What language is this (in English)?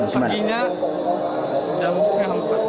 Indonesian